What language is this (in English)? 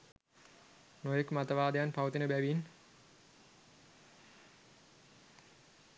Sinhala